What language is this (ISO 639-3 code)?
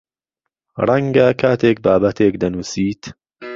ckb